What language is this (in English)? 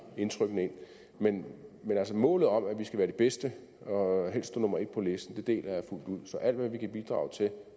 Danish